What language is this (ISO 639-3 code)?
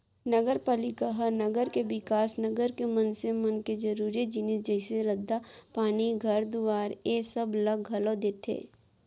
hne